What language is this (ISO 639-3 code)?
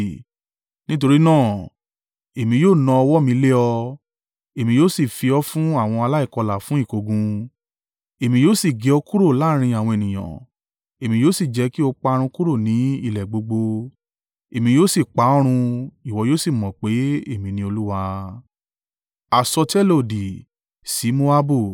yor